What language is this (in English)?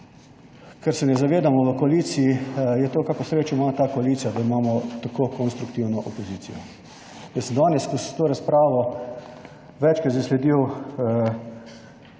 Slovenian